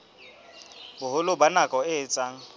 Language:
Southern Sotho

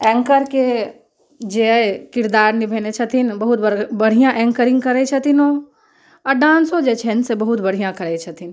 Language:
Maithili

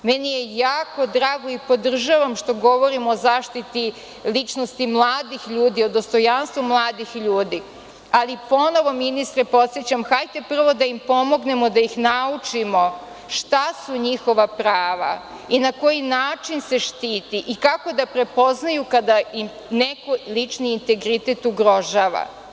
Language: Serbian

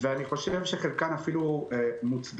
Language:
Hebrew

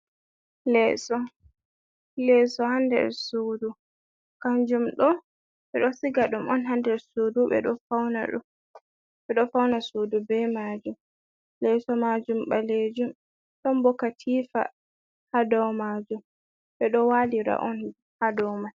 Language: Fula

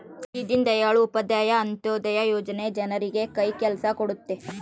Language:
Kannada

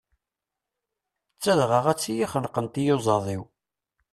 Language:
Kabyle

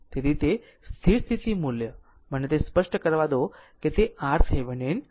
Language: Gujarati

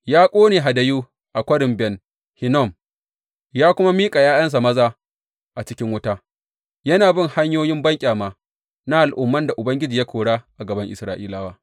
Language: Hausa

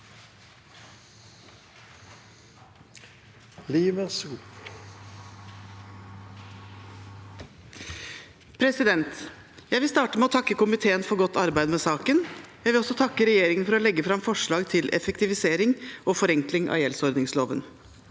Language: Norwegian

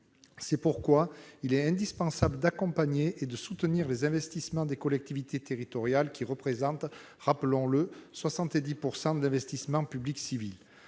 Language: French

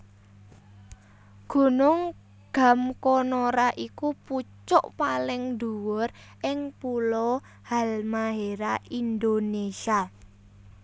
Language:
Javanese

